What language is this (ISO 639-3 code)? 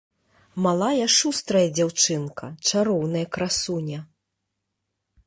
bel